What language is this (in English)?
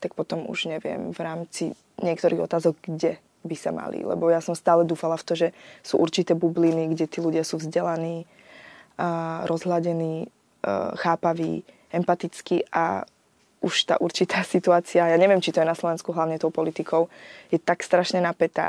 Slovak